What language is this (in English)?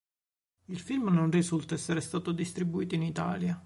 Italian